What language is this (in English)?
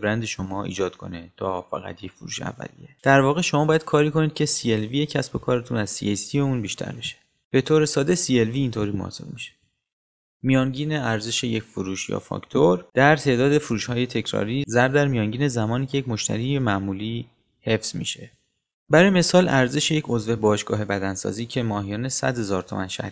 Persian